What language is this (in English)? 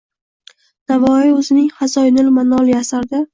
Uzbek